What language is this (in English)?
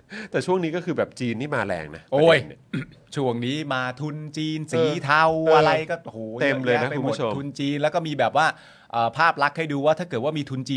Thai